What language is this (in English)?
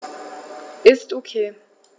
German